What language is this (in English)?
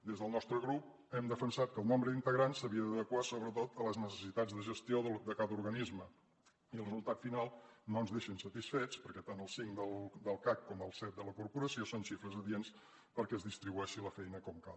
Catalan